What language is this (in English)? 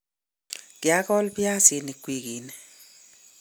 Kalenjin